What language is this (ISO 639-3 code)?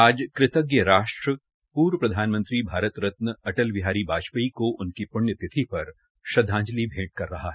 hin